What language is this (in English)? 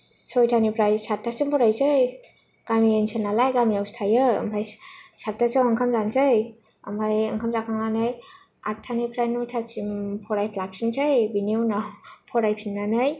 Bodo